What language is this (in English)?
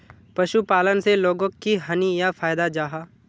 Magahi